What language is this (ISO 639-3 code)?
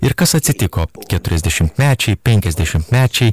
lit